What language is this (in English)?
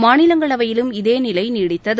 Tamil